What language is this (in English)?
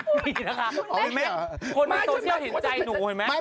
Thai